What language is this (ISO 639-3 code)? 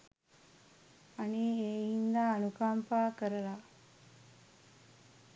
sin